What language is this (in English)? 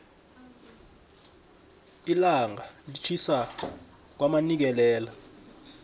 South Ndebele